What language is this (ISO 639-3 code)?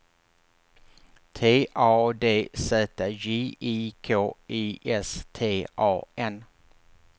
swe